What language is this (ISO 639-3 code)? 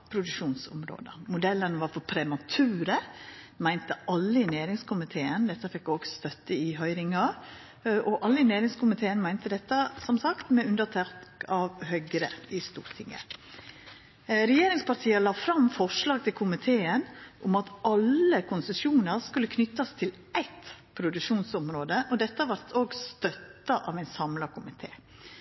nno